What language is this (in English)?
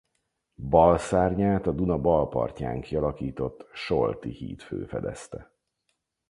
Hungarian